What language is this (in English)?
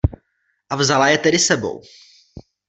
Czech